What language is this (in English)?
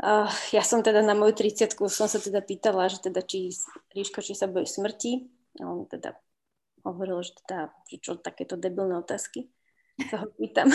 Slovak